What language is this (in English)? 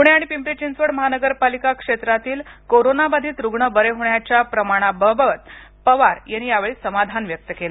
Marathi